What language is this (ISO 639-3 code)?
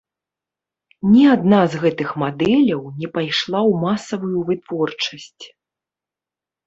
bel